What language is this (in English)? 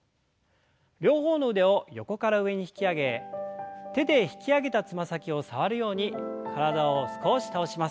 Japanese